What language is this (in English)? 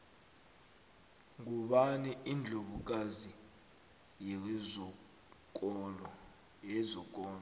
South Ndebele